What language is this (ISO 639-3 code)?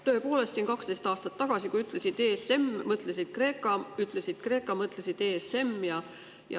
est